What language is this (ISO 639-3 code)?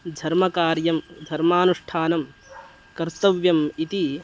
san